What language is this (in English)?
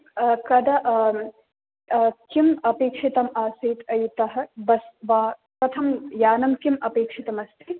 Sanskrit